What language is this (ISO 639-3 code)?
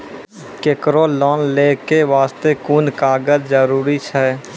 mai